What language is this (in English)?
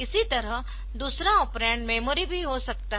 Hindi